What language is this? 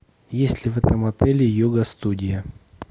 Russian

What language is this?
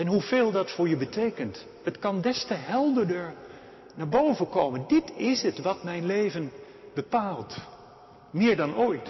Dutch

